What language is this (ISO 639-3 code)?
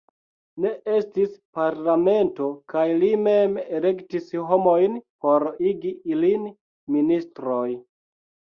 epo